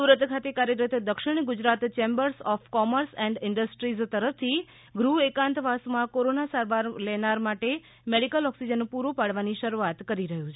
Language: Gujarati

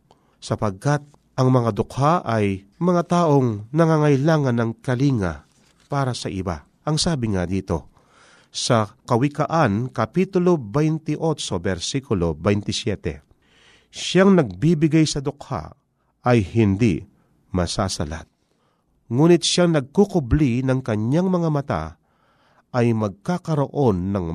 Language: Filipino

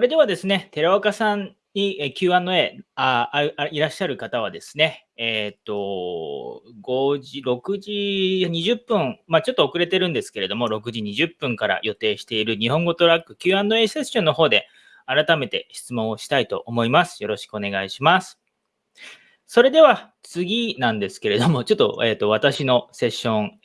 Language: Japanese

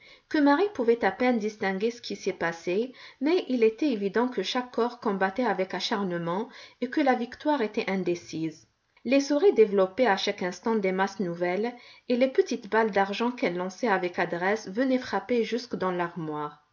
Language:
French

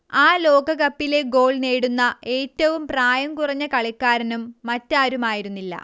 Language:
Malayalam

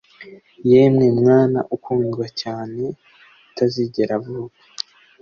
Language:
Kinyarwanda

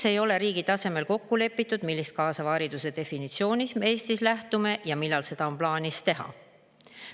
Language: Estonian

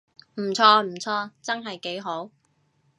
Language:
Cantonese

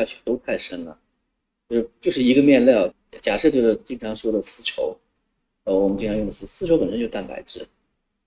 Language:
Chinese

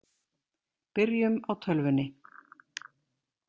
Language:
Icelandic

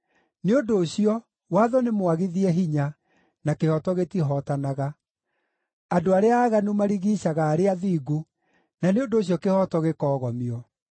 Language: Kikuyu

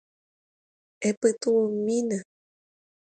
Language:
Guarani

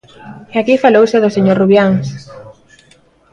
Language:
Galician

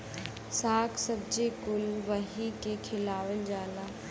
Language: Bhojpuri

